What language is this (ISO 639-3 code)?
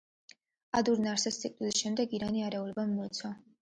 kat